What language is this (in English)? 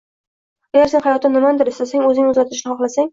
Uzbek